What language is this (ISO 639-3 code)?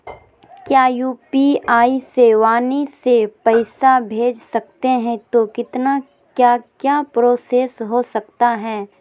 mag